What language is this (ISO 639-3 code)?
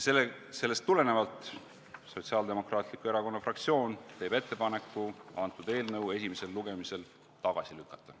est